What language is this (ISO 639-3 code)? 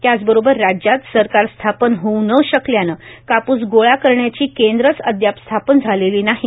mar